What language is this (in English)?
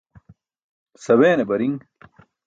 Burushaski